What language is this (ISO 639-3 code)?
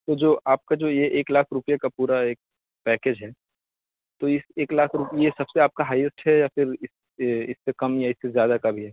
urd